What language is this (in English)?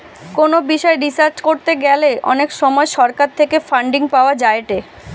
Bangla